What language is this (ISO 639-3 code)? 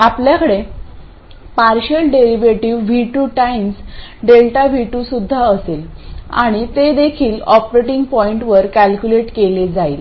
mar